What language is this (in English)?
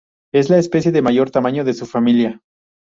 Spanish